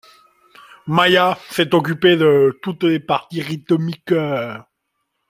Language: French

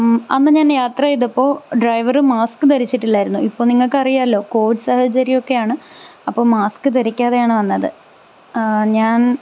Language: Malayalam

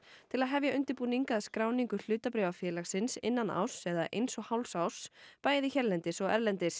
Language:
Icelandic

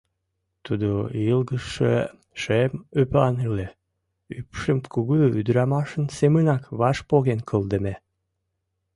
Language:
Mari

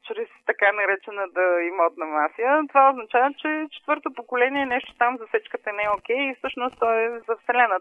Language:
Bulgarian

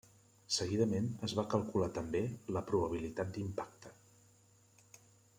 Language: Catalan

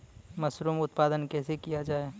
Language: Maithili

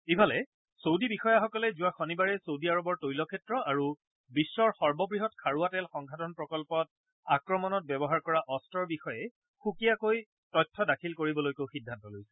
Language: Assamese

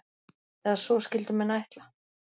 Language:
Icelandic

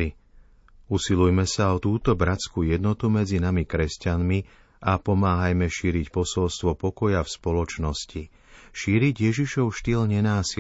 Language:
Slovak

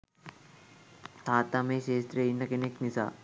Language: Sinhala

